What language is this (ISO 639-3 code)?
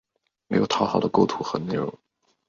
zho